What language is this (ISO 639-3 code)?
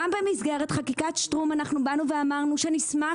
heb